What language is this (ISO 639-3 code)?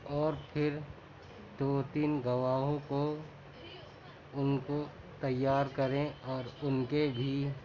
urd